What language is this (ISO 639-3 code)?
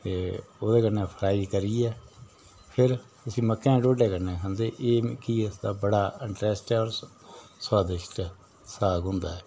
doi